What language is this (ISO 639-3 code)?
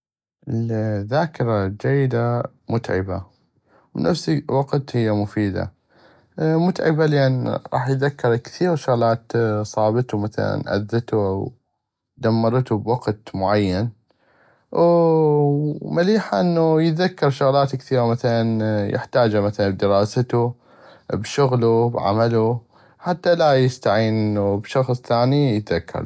ayp